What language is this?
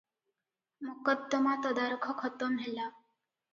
Odia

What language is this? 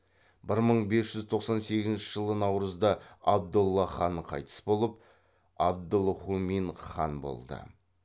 Kazakh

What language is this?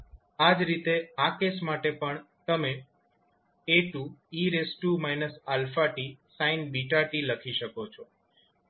Gujarati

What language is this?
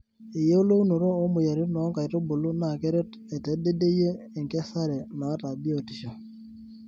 Masai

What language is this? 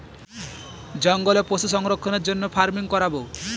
Bangla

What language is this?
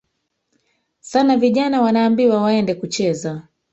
Swahili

